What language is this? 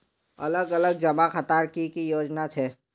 Magahi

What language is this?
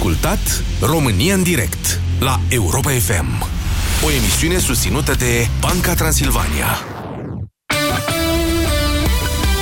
Romanian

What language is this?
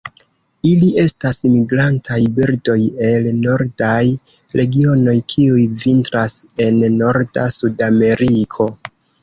Esperanto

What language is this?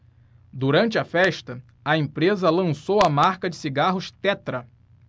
Portuguese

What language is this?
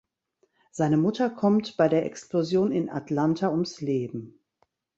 German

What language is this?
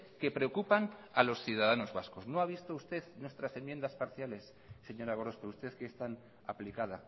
Spanish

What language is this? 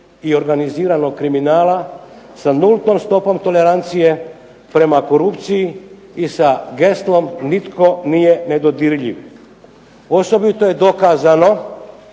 Croatian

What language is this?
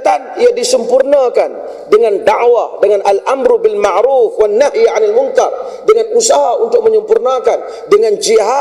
Malay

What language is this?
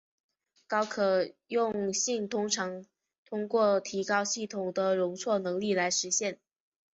Chinese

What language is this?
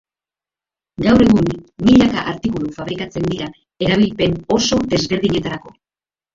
Basque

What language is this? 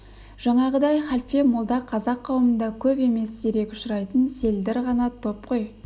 Kazakh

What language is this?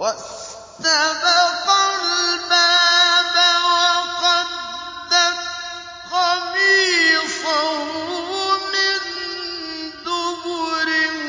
Arabic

